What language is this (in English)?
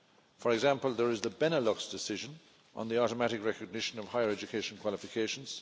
English